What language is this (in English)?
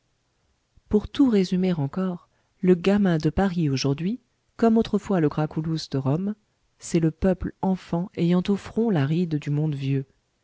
French